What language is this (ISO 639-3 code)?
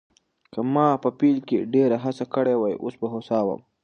pus